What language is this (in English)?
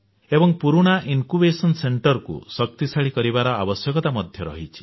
Odia